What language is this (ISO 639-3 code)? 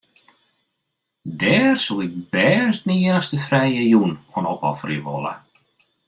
fry